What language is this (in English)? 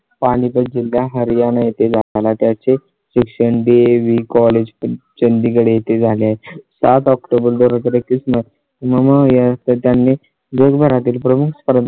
Marathi